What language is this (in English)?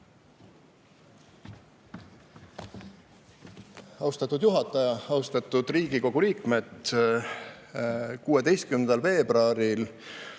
Estonian